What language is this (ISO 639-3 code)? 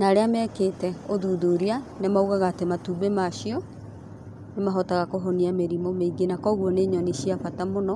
kik